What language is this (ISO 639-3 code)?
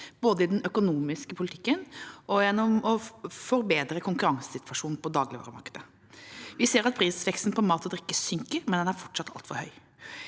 nor